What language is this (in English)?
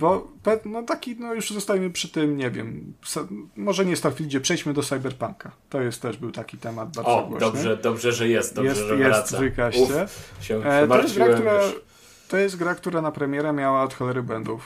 Polish